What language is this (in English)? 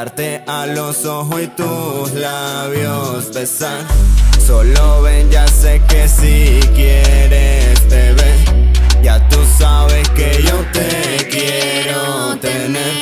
Thai